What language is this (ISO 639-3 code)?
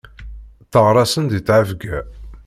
kab